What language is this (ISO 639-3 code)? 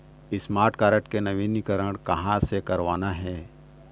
hne